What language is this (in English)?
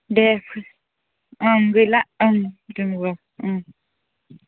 Bodo